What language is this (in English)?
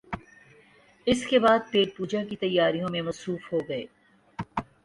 Urdu